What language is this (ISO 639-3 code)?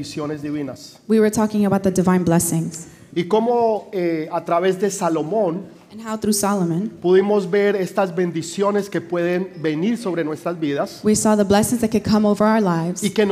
spa